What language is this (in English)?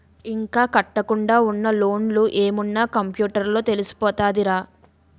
Telugu